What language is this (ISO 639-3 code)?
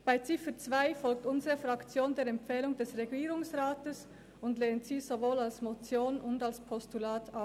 gsw